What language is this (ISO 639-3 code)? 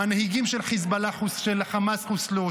heb